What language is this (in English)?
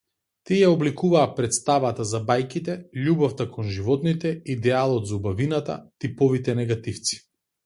Macedonian